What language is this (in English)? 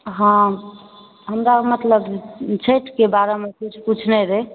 Maithili